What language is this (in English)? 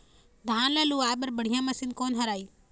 Chhattisgarhi